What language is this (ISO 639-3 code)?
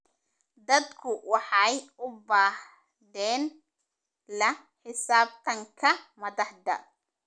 som